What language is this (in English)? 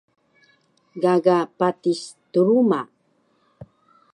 Taroko